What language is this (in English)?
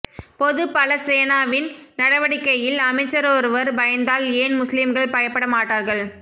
Tamil